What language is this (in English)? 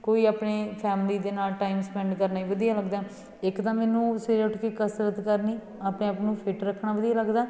Punjabi